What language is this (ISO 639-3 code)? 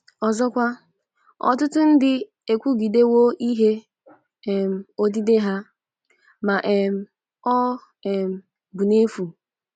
ibo